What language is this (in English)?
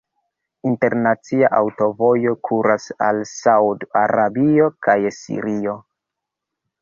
Esperanto